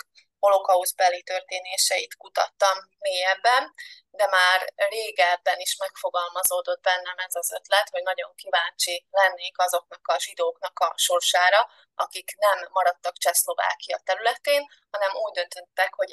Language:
Hungarian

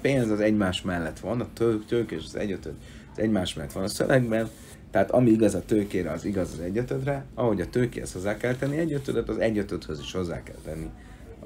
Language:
Hungarian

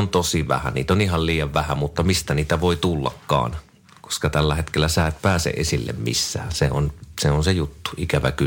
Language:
Finnish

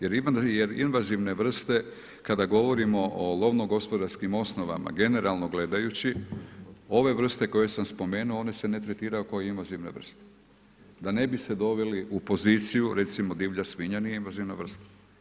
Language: Croatian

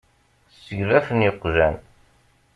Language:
Kabyle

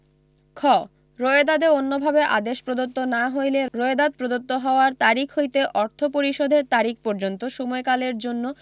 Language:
Bangla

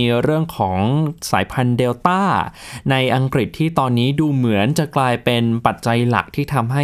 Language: Thai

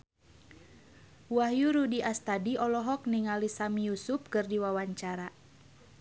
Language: Sundanese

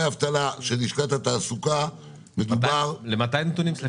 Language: Hebrew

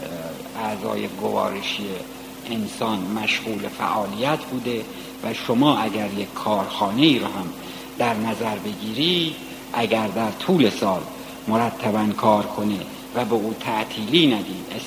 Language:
Persian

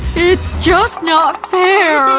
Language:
English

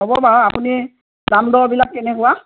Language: Assamese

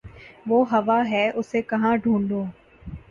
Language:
Urdu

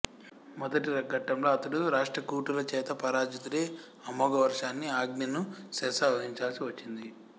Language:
Telugu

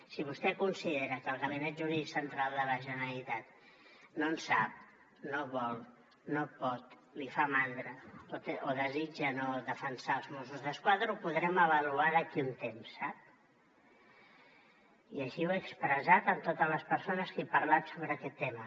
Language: Catalan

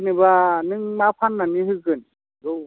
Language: Bodo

